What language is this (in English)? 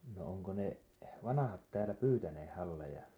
Finnish